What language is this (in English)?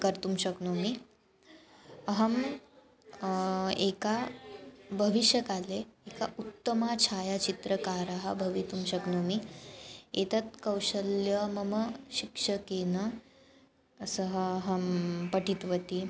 Sanskrit